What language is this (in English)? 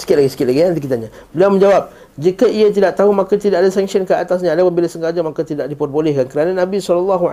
Malay